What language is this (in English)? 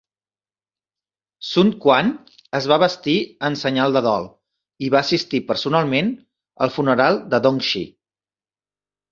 Catalan